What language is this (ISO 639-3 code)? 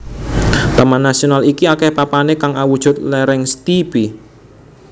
jav